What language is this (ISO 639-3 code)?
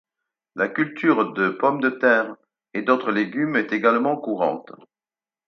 fra